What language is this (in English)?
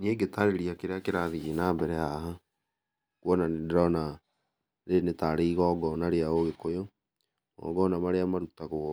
Kikuyu